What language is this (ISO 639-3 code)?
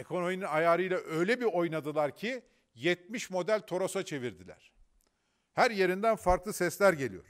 tur